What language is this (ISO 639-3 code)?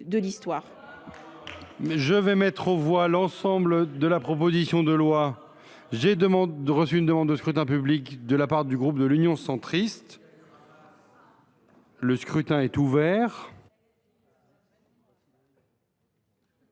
fra